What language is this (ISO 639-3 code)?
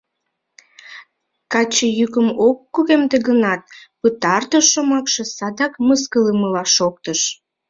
chm